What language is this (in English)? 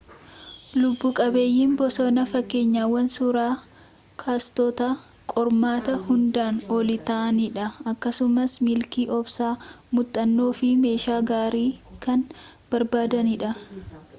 Oromo